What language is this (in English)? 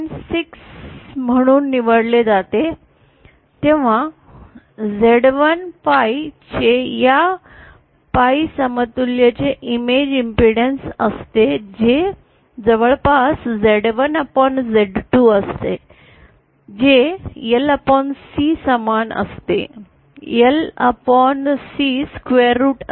Marathi